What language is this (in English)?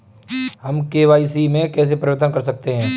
Hindi